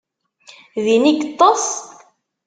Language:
Kabyle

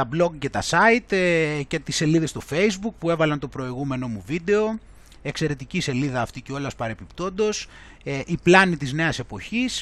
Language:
Greek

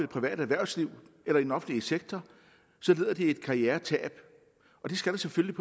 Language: Danish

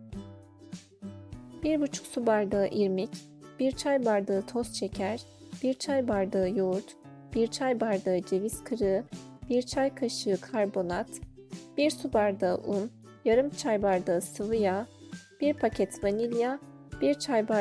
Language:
Turkish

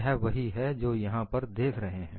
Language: Hindi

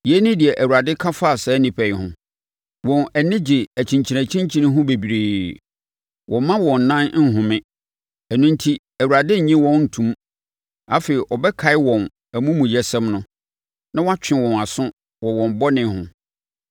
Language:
Akan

